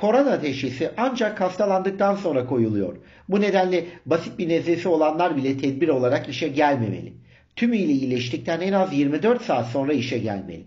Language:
Turkish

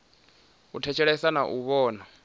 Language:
Venda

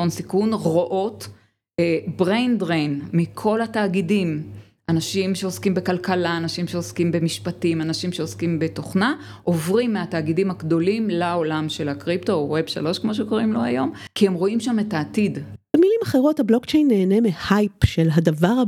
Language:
Hebrew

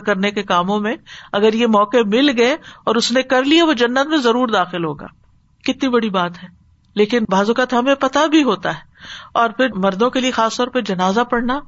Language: Urdu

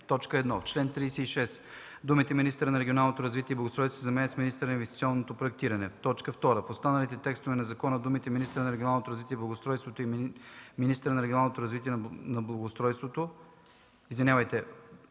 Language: Bulgarian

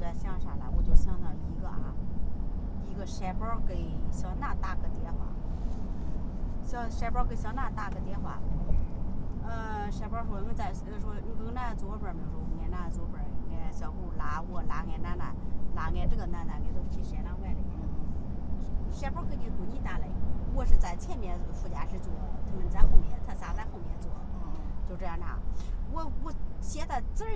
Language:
Chinese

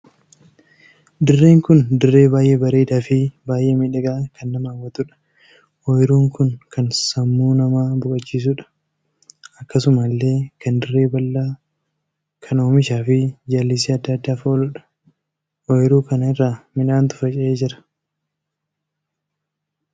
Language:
Oromo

